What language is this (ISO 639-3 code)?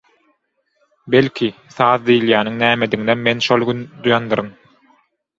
tuk